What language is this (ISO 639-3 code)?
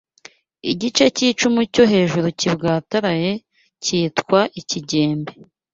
kin